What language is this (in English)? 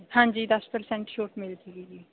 Punjabi